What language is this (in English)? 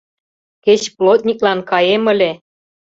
Mari